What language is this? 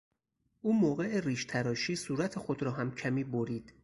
Persian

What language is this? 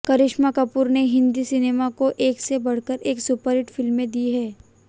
Hindi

